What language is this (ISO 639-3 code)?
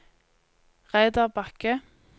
nor